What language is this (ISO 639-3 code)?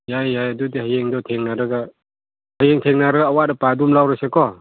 mni